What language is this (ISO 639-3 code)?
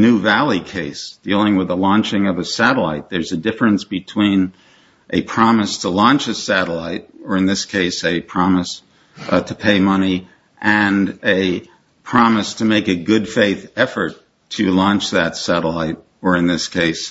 eng